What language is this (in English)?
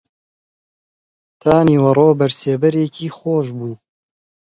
Central Kurdish